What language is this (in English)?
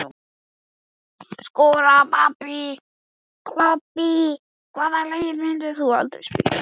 Icelandic